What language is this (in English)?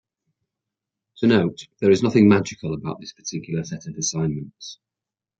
English